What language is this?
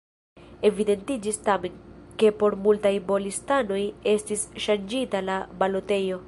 Esperanto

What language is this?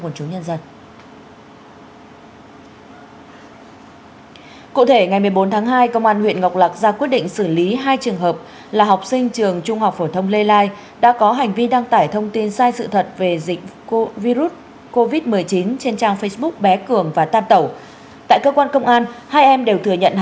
Vietnamese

